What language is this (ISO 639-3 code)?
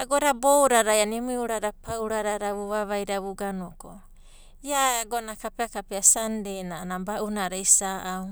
kbt